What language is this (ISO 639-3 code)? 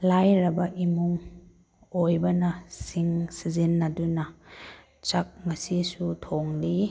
mni